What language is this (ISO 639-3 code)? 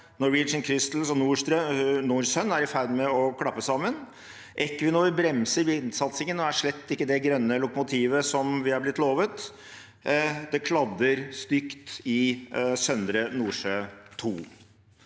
nor